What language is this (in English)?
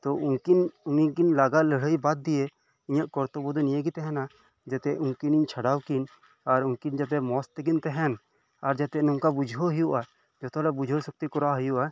Santali